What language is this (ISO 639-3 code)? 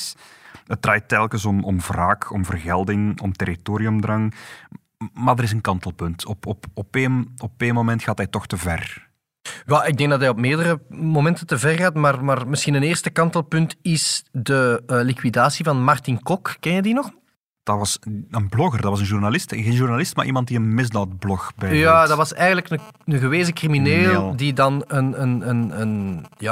nld